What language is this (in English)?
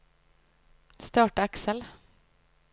Norwegian